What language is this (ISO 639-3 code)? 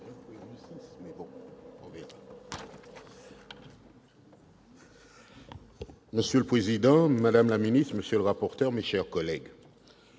fra